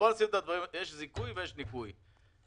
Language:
Hebrew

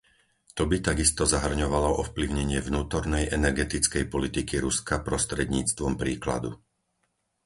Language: Slovak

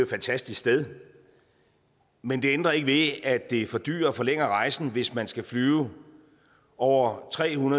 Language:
Danish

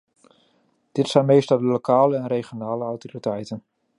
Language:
Dutch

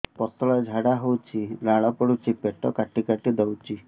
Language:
Odia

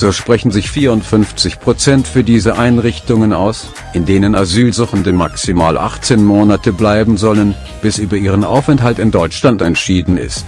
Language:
German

